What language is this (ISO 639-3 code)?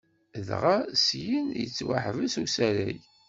kab